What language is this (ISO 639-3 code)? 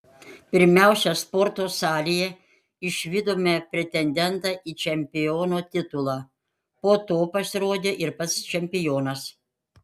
lit